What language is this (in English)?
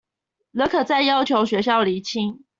Chinese